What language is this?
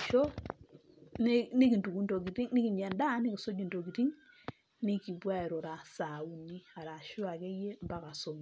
Masai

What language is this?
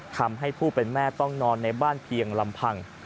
Thai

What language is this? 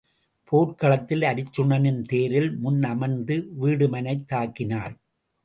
Tamil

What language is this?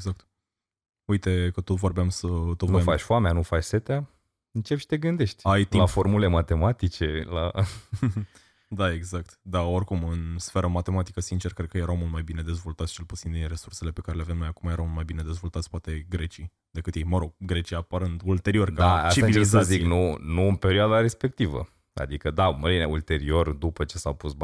Romanian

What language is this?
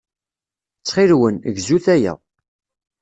Kabyle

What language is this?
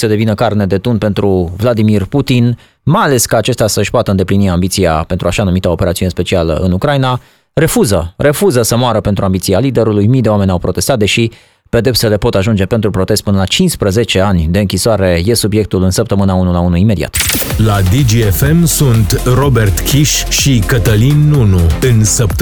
Romanian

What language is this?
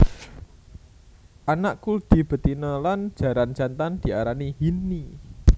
Javanese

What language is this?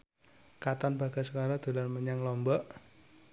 Javanese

